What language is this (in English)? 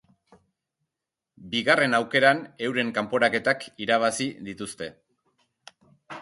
Basque